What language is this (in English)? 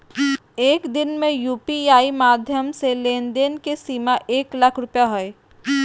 Magahi